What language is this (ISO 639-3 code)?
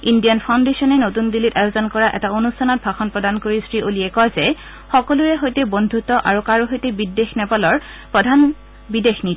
asm